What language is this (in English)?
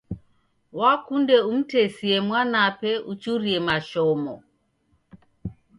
Taita